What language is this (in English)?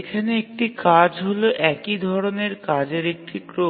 Bangla